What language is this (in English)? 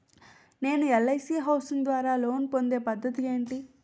Telugu